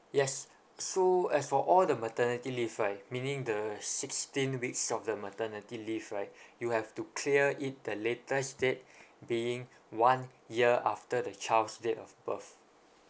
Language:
English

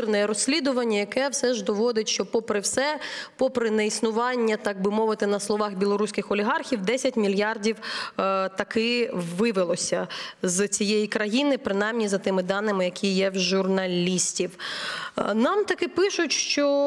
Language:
Ukrainian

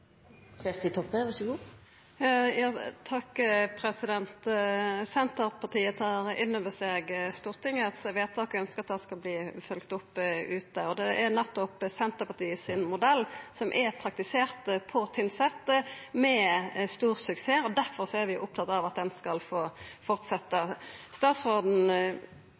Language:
Norwegian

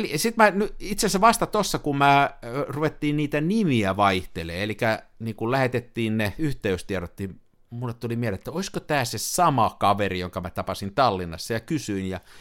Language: Finnish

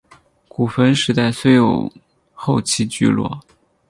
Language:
Chinese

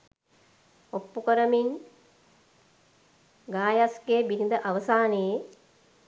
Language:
Sinhala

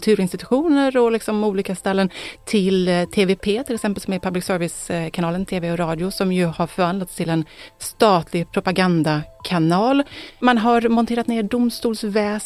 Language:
Swedish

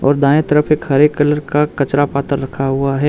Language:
Hindi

